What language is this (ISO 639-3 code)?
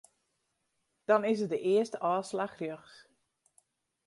fry